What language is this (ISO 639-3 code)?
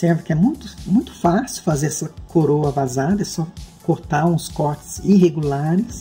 por